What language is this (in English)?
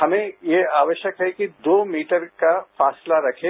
Hindi